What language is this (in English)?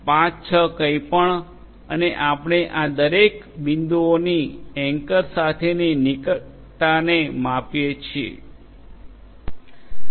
Gujarati